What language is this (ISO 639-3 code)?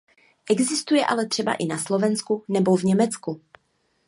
ces